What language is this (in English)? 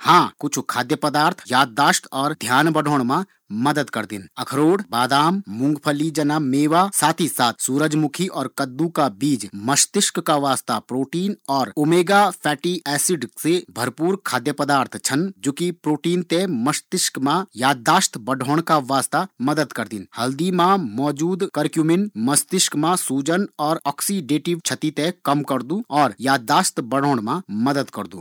Garhwali